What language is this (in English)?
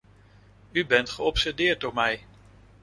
Dutch